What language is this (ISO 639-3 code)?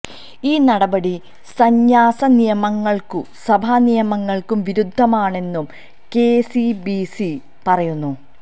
mal